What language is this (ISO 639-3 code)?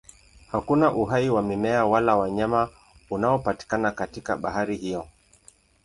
swa